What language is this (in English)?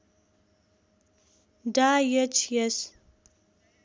Nepali